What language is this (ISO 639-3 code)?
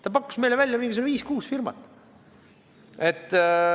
est